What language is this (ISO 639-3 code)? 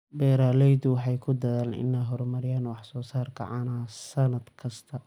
som